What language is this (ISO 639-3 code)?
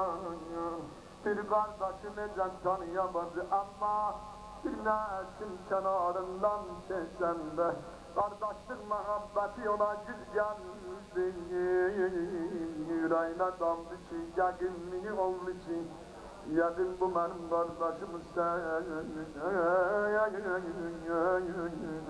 tur